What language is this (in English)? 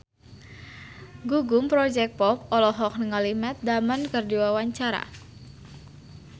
Sundanese